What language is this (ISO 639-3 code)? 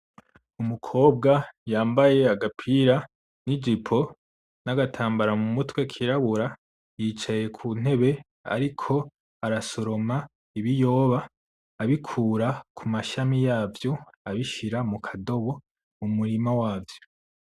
run